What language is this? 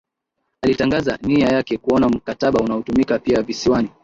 Swahili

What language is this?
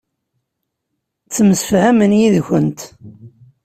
Kabyle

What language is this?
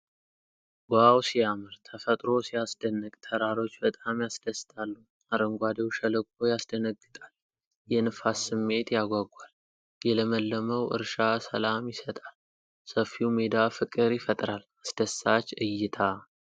Amharic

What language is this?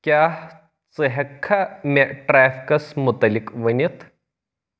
Kashmiri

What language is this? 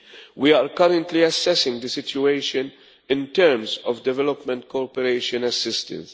English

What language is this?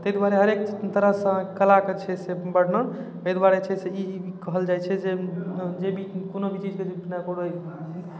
Maithili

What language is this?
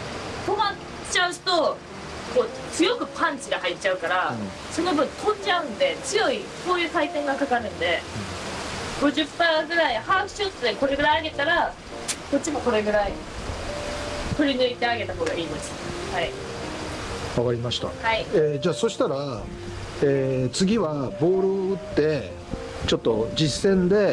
Japanese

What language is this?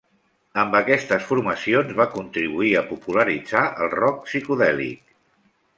Catalan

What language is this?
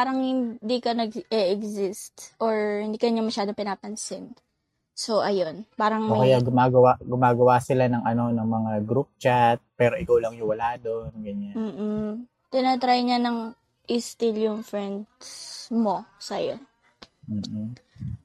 Filipino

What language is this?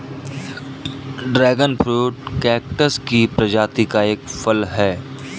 Hindi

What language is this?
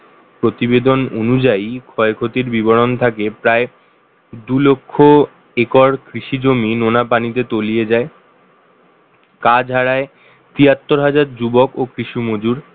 Bangla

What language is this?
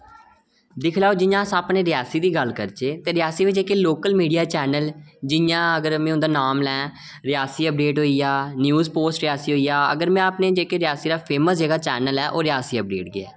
Dogri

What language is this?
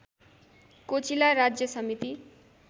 Nepali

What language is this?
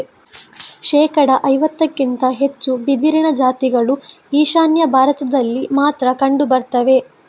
Kannada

